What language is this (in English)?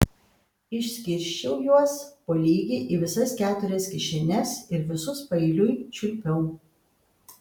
Lithuanian